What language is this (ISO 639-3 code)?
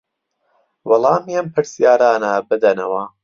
ckb